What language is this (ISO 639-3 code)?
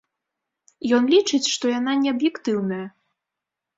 bel